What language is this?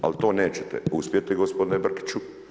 Croatian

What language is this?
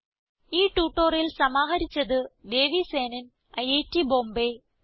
Malayalam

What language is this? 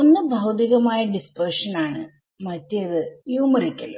Malayalam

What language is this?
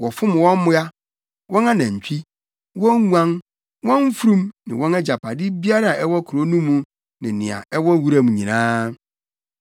Akan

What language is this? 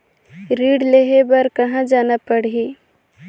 Chhattisgarhi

